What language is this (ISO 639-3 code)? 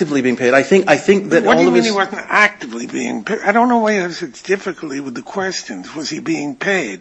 eng